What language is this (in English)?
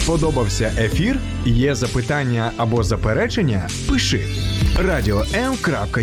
Ukrainian